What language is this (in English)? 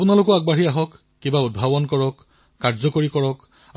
Assamese